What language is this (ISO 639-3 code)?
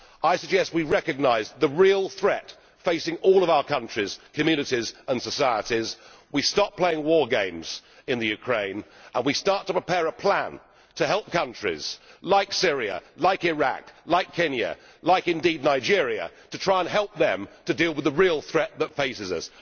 eng